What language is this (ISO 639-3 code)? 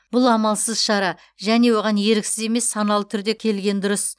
kaz